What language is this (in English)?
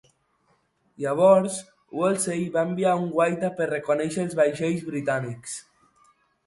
Catalan